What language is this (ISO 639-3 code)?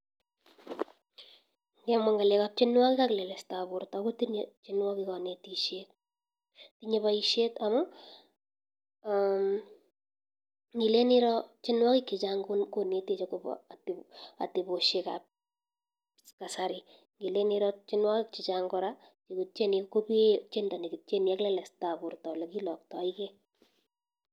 kln